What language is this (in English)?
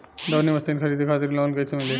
Bhojpuri